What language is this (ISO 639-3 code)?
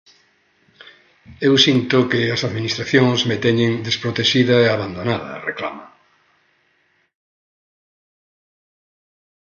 glg